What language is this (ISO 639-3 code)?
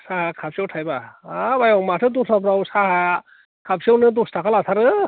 brx